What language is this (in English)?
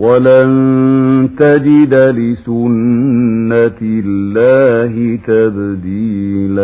Arabic